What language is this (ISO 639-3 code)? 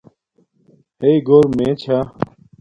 dmk